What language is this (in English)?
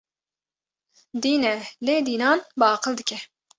Kurdish